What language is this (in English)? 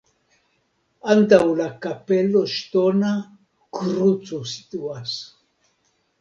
Esperanto